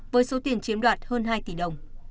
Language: Vietnamese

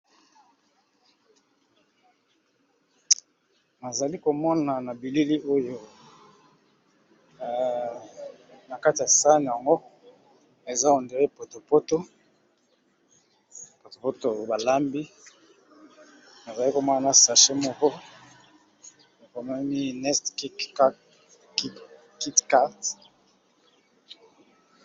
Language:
Lingala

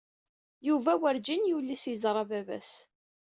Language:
Kabyle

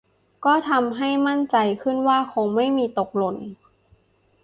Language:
Thai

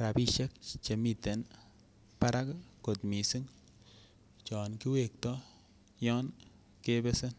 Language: Kalenjin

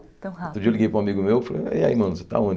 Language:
Portuguese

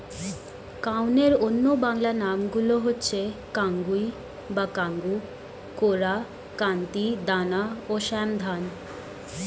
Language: Bangla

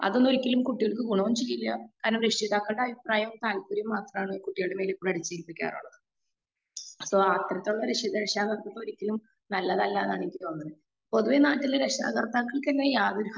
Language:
Malayalam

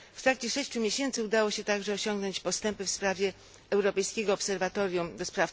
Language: Polish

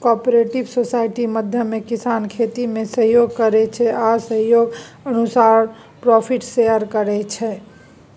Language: Maithili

